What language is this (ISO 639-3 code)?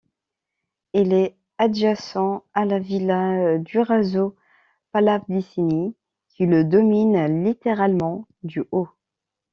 fra